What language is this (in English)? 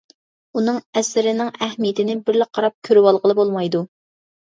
Uyghur